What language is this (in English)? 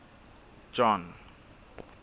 Southern Sotho